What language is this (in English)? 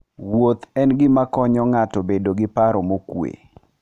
Luo (Kenya and Tanzania)